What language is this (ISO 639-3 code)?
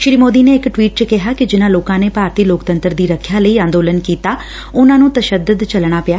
pan